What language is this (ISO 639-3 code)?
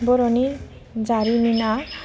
brx